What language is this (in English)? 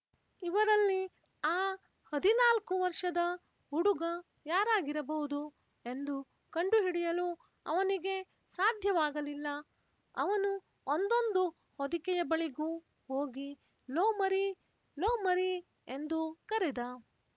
Kannada